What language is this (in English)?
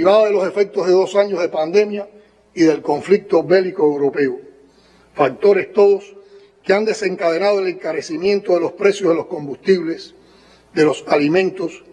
Spanish